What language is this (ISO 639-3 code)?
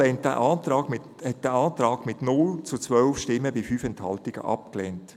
gsw